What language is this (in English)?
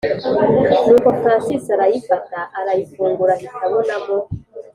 Kinyarwanda